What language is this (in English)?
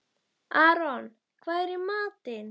Icelandic